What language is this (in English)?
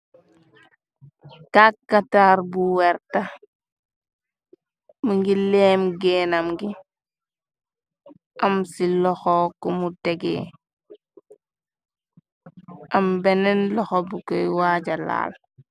Wolof